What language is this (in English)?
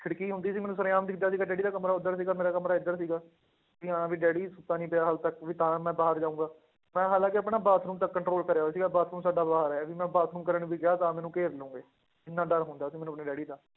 Punjabi